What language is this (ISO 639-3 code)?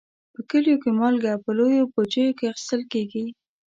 pus